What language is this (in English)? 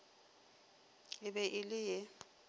Northern Sotho